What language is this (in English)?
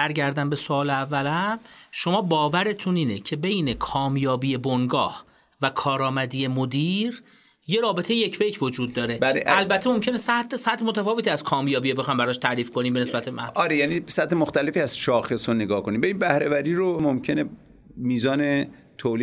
Persian